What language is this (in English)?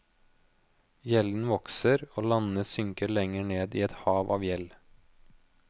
Norwegian